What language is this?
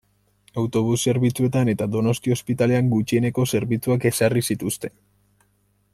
Basque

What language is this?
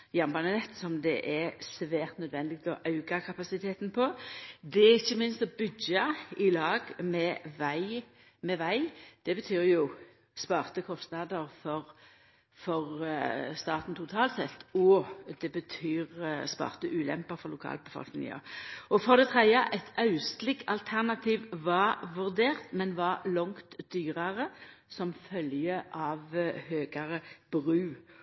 Norwegian Nynorsk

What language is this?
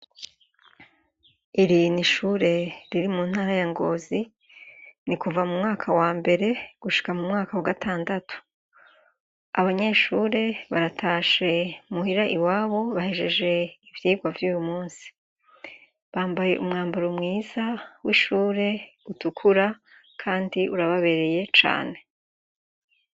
Rundi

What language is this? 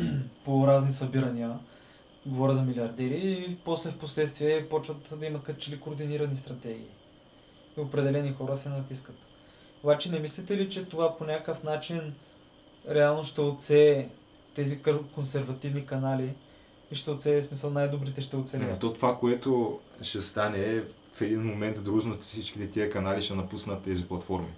Bulgarian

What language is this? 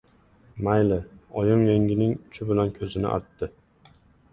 Uzbek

